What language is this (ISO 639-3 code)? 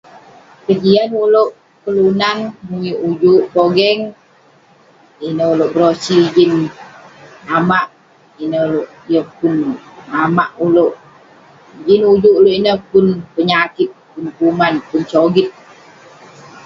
pne